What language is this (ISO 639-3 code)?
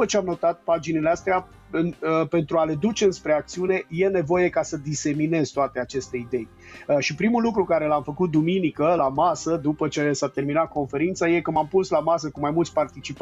ron